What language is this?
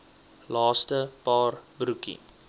Afrikaans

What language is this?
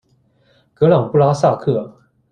Chinese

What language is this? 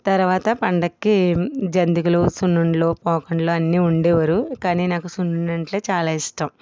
Telugu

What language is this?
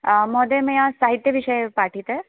Sanskrit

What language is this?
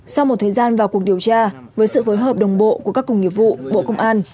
Vietnamese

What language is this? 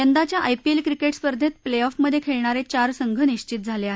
Marathi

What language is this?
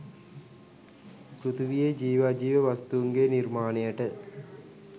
Sinhala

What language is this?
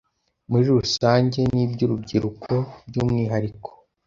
Kinyarwanda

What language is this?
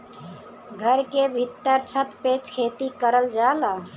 Bhojpuri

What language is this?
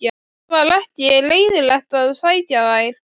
Icelandic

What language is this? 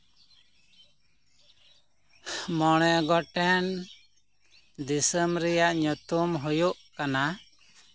Santali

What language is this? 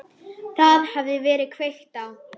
Icelandic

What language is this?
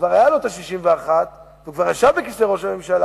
Hebrew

